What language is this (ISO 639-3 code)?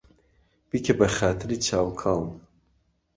ckb